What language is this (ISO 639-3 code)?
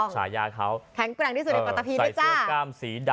tha